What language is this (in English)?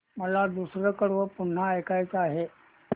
Marathi